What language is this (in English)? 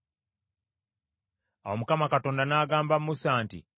Ganda